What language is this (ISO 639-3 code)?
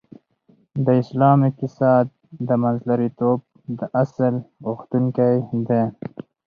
pus